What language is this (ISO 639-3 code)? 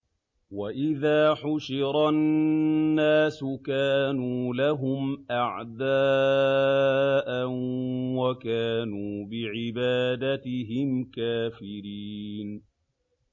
ara